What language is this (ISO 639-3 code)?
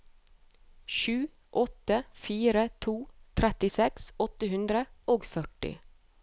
nor